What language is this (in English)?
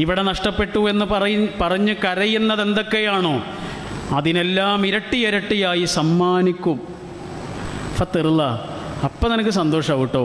Arabic